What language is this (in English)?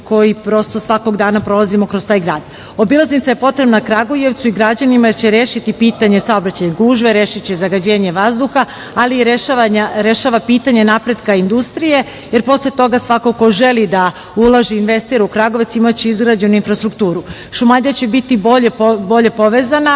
Serbian